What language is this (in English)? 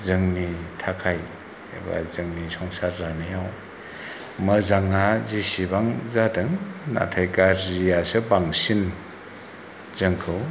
Bodo